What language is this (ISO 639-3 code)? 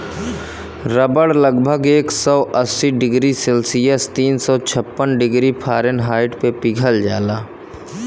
bho